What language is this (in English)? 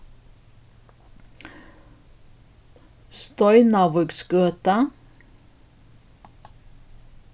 Faroese